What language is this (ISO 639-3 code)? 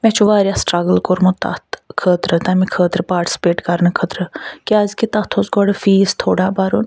kas